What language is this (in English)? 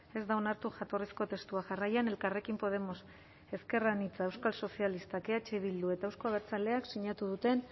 Basque